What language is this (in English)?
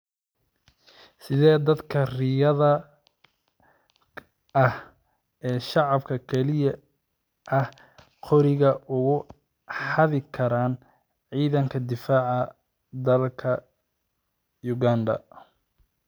Somali